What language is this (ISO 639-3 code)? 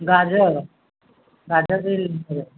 ori